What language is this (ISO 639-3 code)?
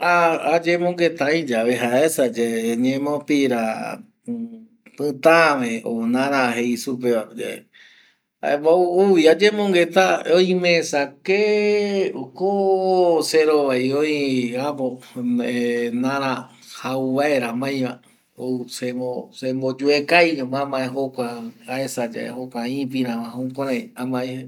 gui